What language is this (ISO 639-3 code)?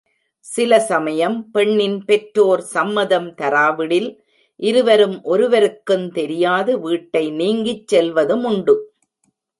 tam